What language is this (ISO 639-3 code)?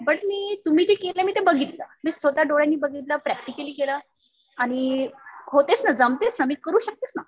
mar